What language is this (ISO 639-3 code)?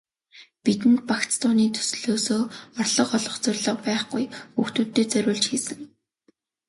mon